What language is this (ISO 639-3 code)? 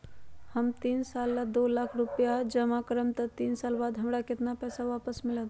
mag